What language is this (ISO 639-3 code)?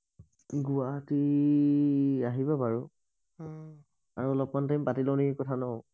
asm